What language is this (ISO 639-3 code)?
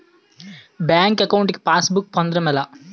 tel